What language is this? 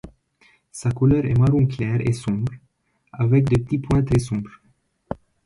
French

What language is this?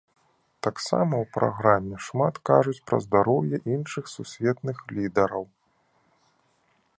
Belarusian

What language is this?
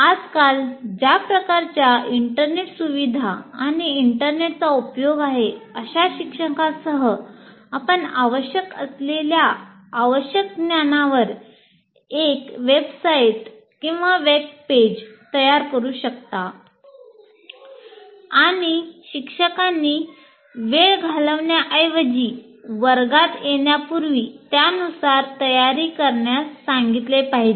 Marathi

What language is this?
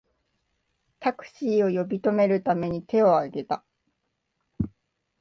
Japanese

